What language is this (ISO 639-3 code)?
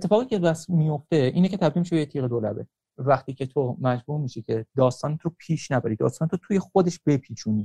fas